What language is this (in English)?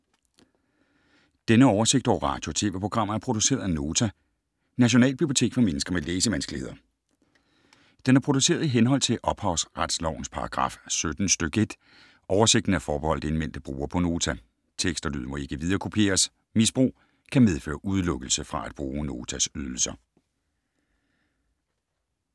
Danish